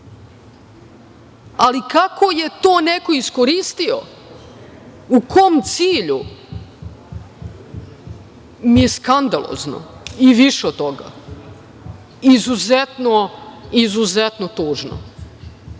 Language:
Serbian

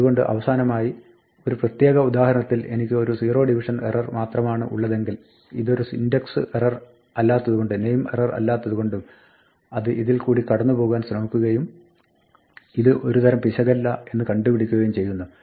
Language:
Malayalam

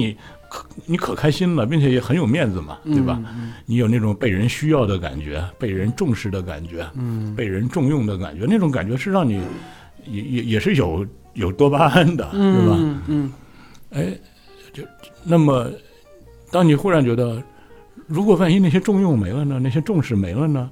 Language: Chinese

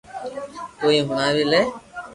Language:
Loarki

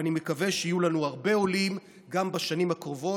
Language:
Hebrew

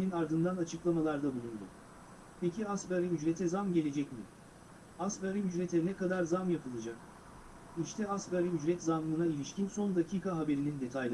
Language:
Turkish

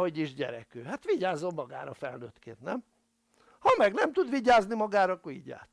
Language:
Hungarian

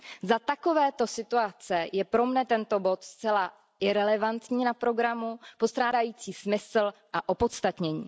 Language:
Czech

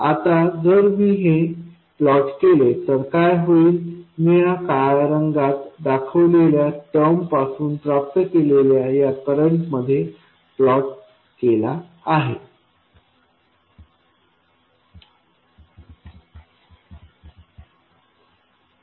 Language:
Marathi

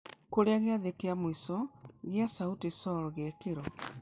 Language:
Kikuyu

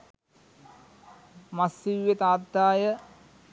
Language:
Sinhala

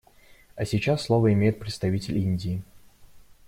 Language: Russian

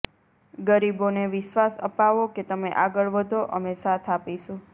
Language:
Gujarati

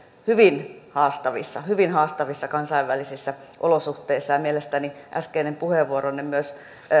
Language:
Finnish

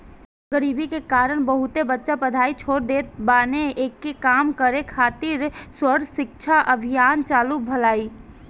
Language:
Bhojpuri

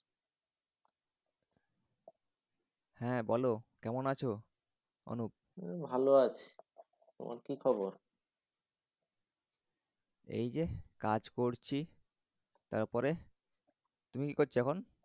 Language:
Bangla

